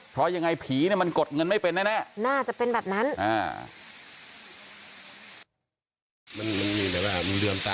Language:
Thai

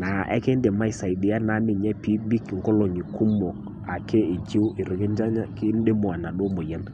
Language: Masai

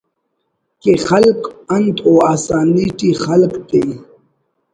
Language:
Brahui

